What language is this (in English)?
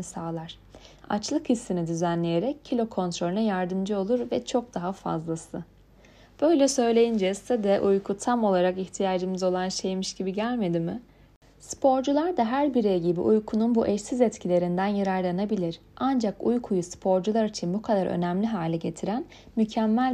Turkish